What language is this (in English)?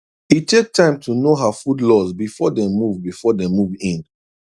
Nigerian Pidgin